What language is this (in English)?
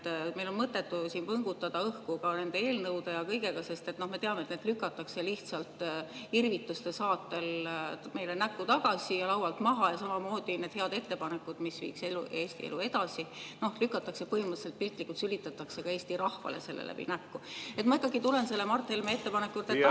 Estonian